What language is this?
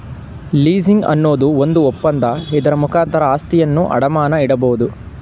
Kannada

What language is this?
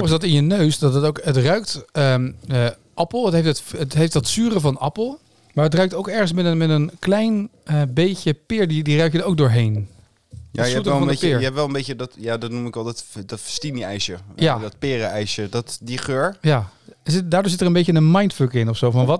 Dutch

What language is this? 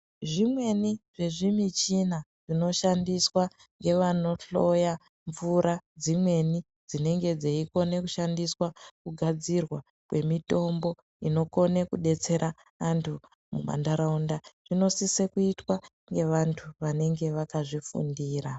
Ndau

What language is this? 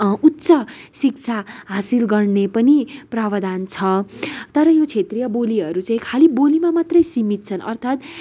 Nepali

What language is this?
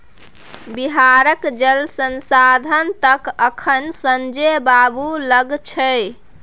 Maithili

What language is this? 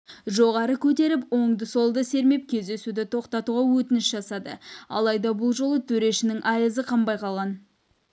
Kazakh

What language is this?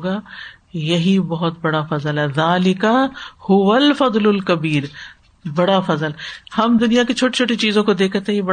Urdu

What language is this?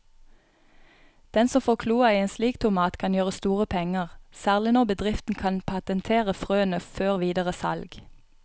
Norwegian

